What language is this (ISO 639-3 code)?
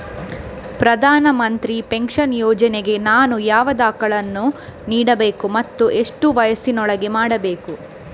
kan